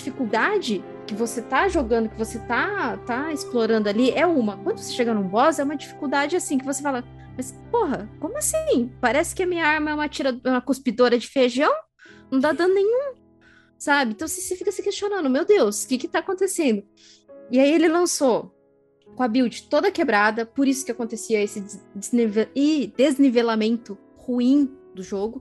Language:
Portuguese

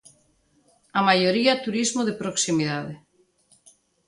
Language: Galician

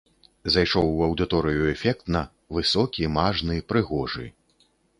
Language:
Belarusian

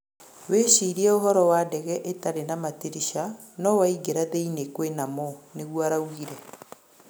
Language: Kikuyu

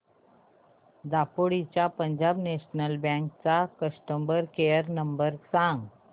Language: Marathi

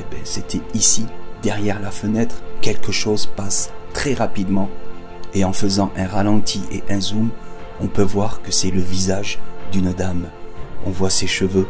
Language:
French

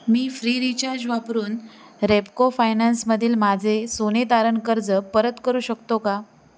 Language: Marathi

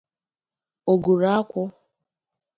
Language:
Igbo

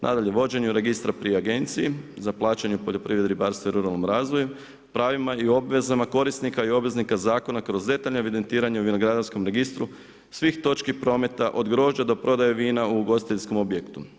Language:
Croatian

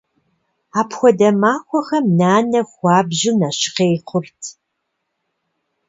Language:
Kabardian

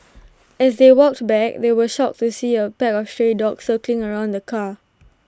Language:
English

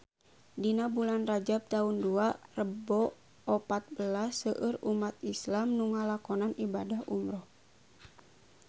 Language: Sundanese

